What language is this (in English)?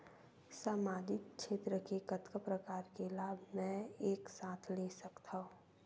Chhattisgarhi